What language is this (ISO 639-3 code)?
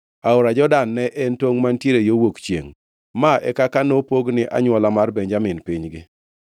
luo